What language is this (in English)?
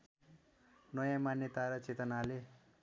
Nepali